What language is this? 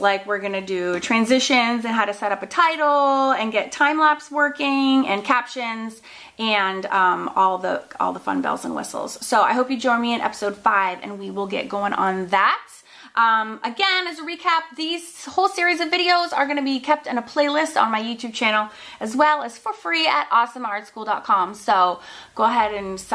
English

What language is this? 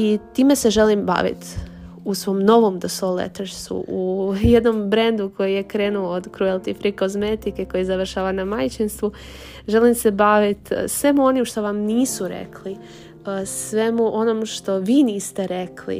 Croatian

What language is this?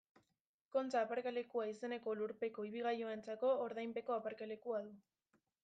Basque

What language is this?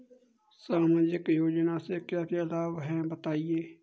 Hindi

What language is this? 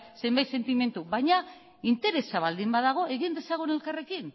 Basque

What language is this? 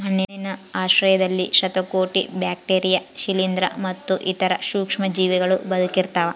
Kannada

